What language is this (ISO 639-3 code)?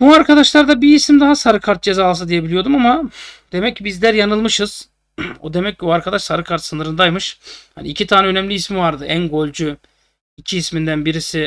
tur